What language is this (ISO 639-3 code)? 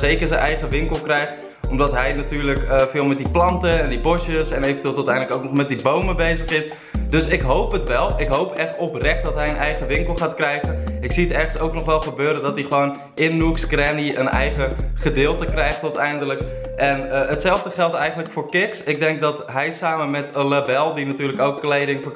nld